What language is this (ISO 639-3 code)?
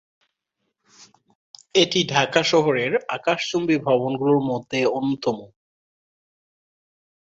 ben